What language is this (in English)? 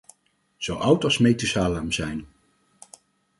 Dutch